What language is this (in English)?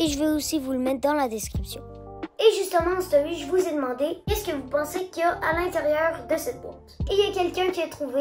French